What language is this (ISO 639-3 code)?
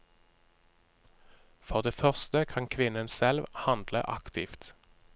nor